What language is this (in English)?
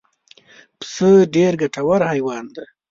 Pashto